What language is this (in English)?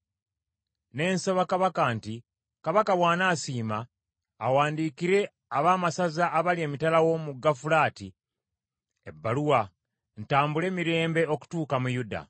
Ganda